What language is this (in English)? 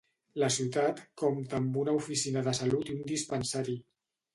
Catalan